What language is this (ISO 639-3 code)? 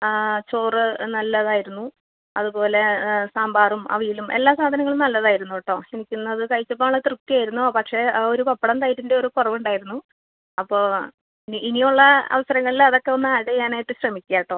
mal